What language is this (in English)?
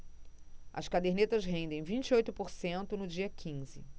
Portuguese